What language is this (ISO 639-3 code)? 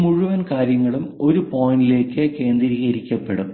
mal